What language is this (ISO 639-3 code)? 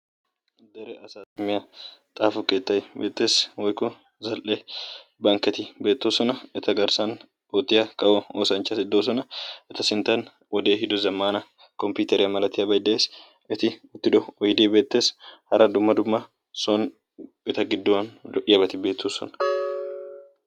wal